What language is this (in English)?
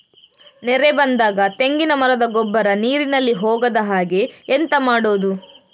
Kannada